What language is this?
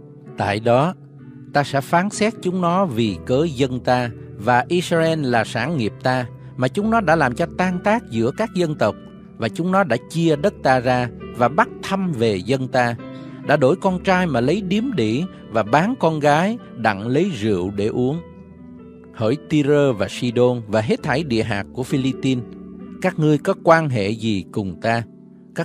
Vietnamese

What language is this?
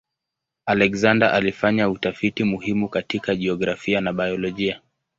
Swahili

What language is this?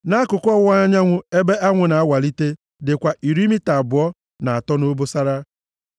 Igbo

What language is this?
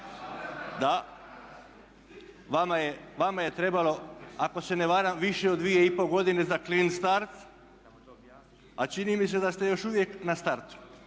Croatian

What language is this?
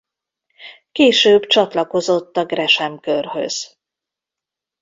Hungarian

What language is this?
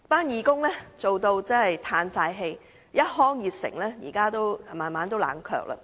Cantonese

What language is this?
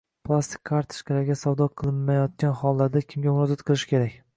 Uzbek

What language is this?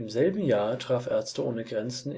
German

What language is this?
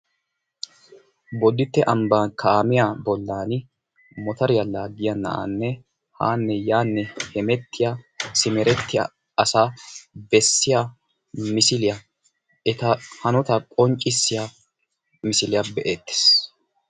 Wolaytta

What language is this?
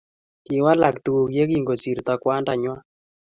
Kalenjin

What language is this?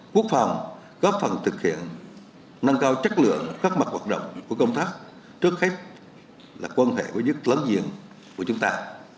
Vietnamese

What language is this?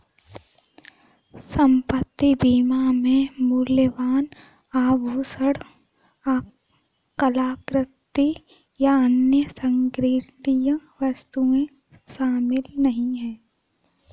Hindi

